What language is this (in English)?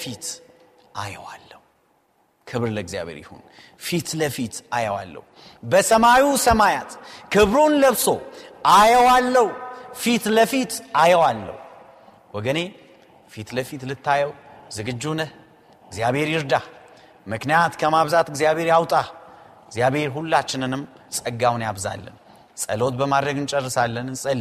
Amharic